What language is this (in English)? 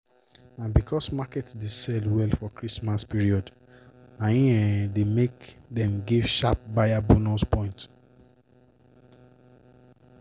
Nigerian Pidgin